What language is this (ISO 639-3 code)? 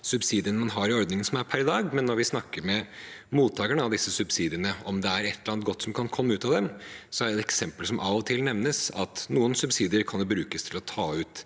nor